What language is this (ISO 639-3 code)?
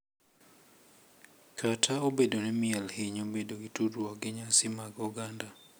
luo